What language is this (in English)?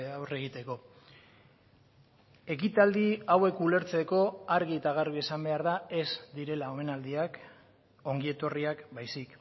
Basque